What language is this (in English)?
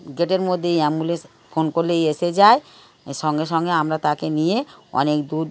Bangla